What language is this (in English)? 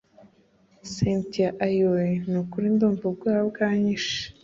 Kinyarwanda